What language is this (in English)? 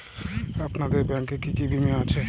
Bangla